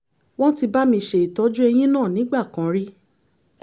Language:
Yoruba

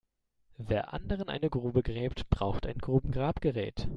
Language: German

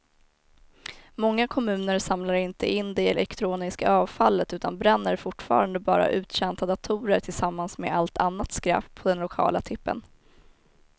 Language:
Swedish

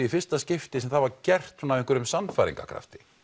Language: Icelandic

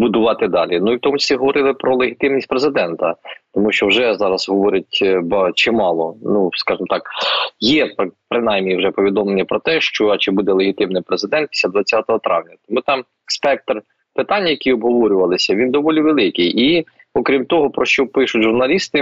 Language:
Ukrainian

